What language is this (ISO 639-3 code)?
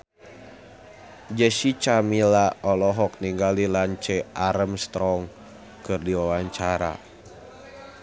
sun